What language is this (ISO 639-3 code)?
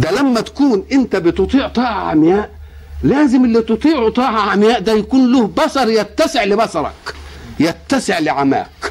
ara